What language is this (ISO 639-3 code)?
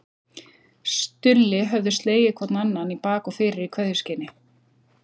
isl